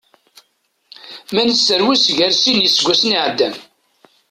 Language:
Kabyle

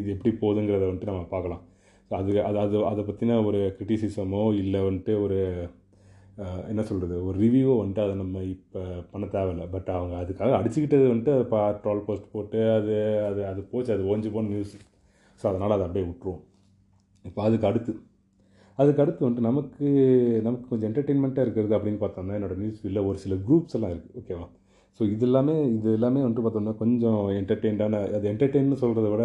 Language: Tamil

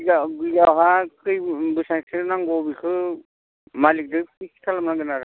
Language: Bodo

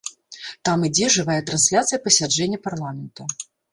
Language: Belarusian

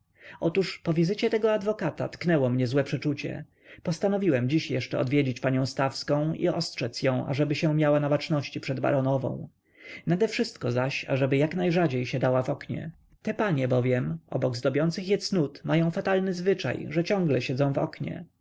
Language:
Polish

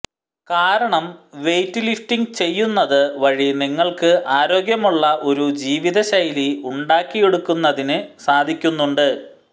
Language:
Malayalam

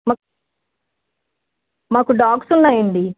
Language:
Telugu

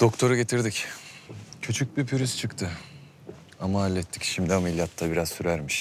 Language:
Turkish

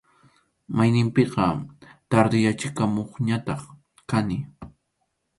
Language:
Arequipa-La Unión Quechua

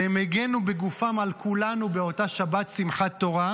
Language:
Hebrew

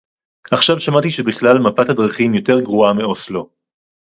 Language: Hebrew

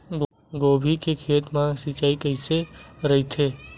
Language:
Chhattisgarhi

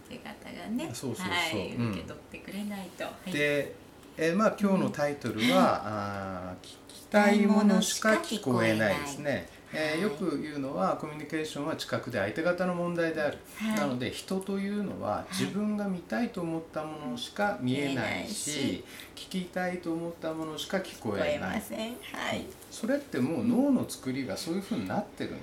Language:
Japanese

